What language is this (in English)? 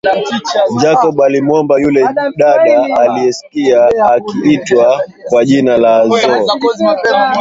Swahili